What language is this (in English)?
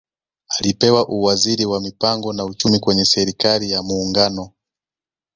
Swahili